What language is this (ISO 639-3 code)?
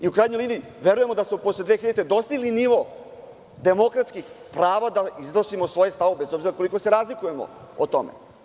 srp